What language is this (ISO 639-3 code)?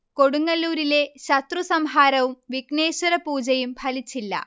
mal